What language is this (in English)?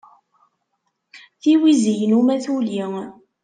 Kabyle